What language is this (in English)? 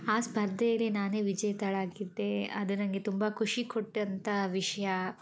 Kannada